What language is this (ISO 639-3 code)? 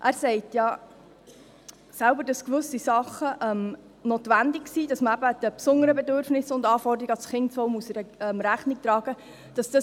gsw